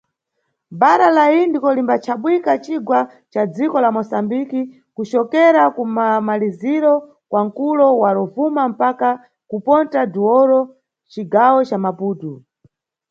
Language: Nyungwe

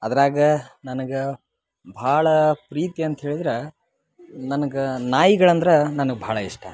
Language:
Kannada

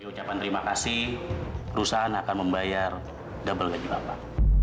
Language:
Indonesian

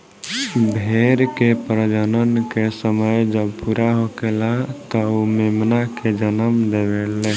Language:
Bhojpuri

